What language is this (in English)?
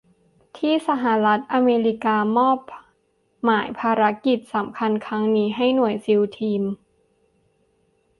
Thai